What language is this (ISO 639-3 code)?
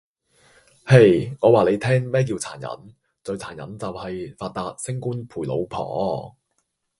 yue